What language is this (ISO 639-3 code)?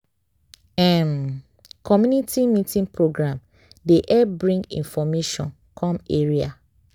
pcm